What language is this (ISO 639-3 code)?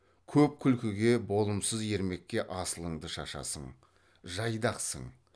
kaz